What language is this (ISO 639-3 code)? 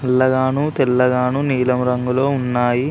tel